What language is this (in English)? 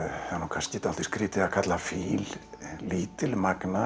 Icelandic